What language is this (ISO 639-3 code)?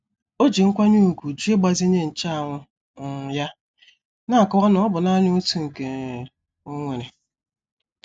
ibo